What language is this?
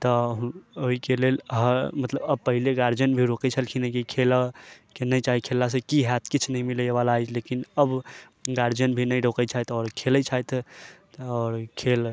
Maithili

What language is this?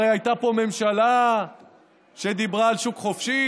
Hebrew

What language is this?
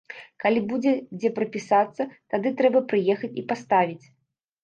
Belarusian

